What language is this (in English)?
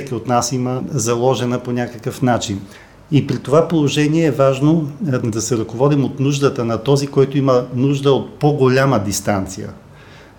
Bulgarian